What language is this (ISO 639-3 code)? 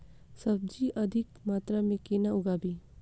mai